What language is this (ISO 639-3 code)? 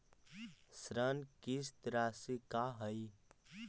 mag